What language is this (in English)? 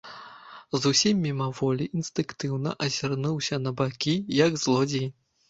Belarusian